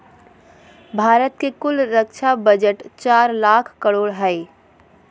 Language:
Magahi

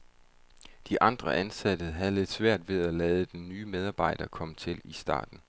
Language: Danish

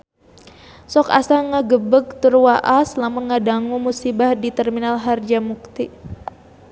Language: Sundanese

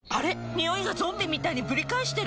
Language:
Japanese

